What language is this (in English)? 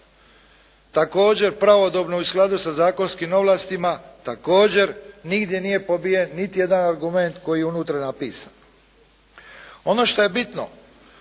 Croatian